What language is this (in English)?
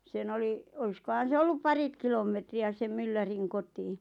Finnish